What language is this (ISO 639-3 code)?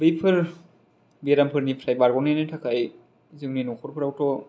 brx